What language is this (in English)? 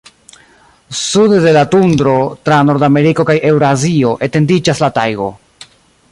Esperanto